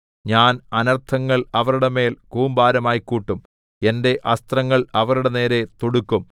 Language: Malayalam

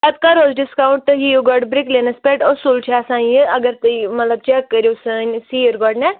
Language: Kashmiri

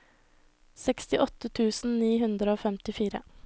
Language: Norwegian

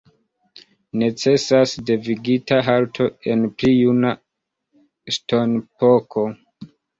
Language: Esperanto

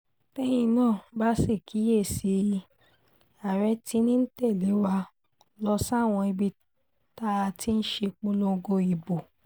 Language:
Yoruba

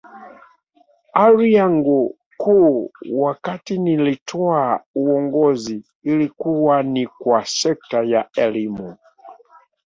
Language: Swahili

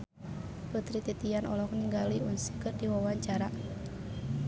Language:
Sundanese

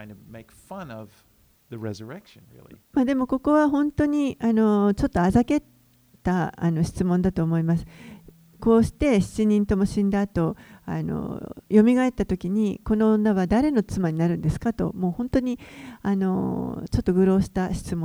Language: Japanese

